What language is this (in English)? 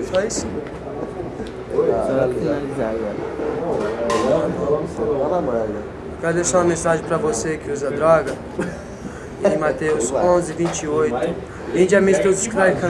Portuguese